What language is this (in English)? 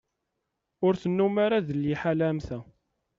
Kabyle